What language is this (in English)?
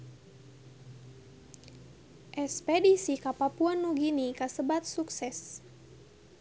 Sundanese